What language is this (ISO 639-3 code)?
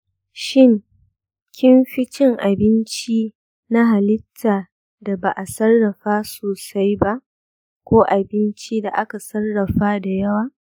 hau